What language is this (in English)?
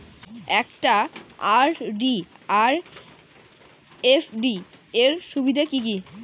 Bangla